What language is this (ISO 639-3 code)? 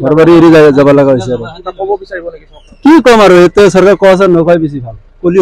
ben